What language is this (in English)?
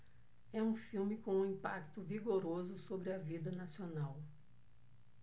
Portuguese